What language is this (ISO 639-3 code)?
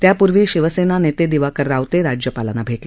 mar